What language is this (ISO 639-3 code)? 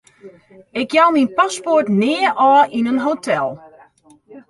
fry